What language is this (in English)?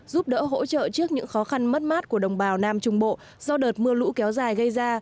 Vietnamese